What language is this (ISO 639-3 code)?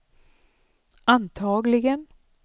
swe